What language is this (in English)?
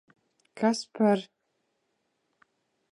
Latvian